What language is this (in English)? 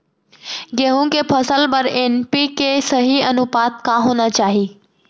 Chhattisgarhi